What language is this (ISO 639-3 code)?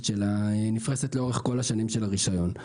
heb